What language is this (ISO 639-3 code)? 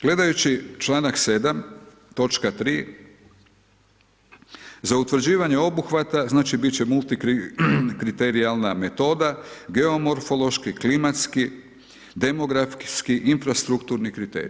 hrv